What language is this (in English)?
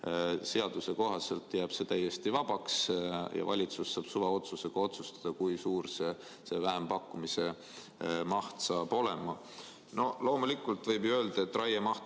Estonian